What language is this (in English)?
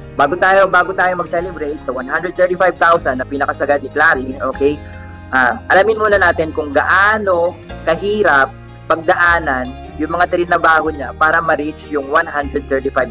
Filipino